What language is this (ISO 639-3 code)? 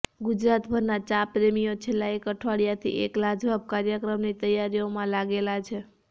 guj